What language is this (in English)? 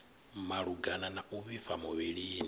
Venda